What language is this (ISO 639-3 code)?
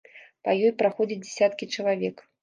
bel